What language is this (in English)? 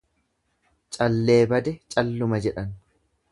Oromo